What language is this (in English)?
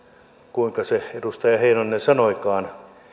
Finnish